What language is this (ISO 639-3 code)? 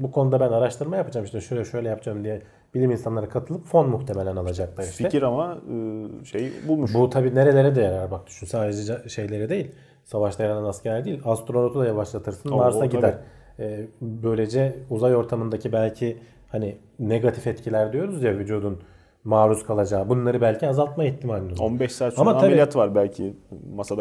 tur